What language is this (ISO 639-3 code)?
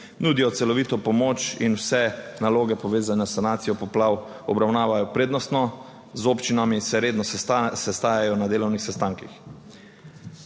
slv